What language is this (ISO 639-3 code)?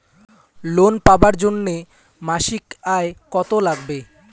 ben